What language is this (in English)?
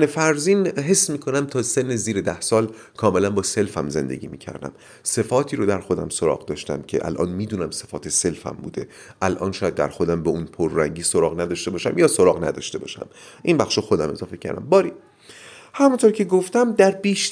Persian